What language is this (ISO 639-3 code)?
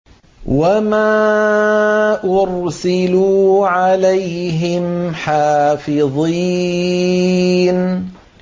ara